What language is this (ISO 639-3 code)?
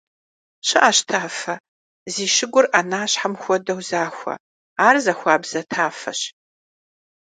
kbd